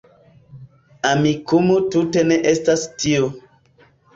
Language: Esperanto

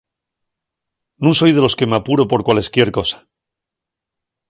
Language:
Asturian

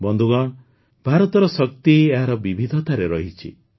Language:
Odia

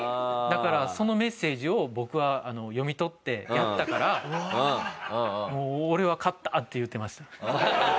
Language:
Japanese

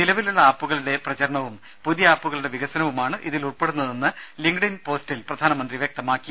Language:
Malayalam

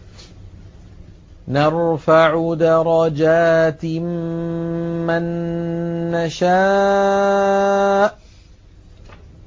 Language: Arabic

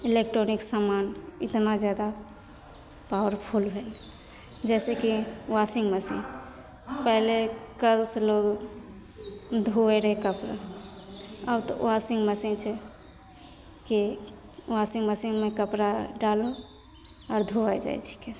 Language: Maithili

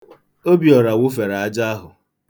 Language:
Igbo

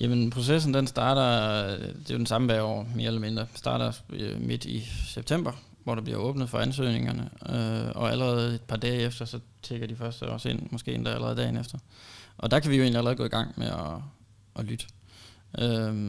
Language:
Danish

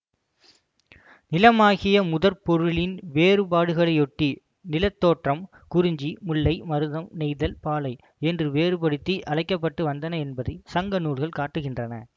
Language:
Tamil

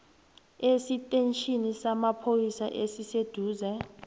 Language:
South Ndebele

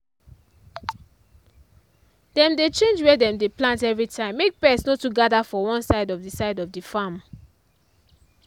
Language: Nigerian Pidgin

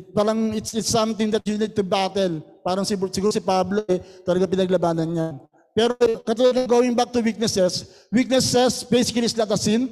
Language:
Filipino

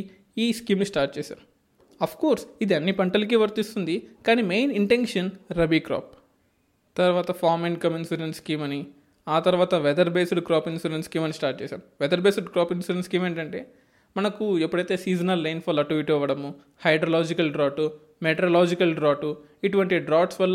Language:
Telugu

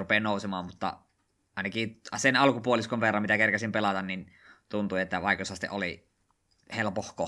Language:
Finnish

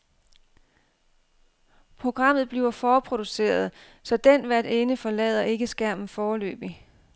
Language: Danish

